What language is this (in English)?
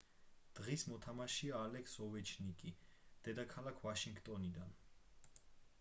Georgian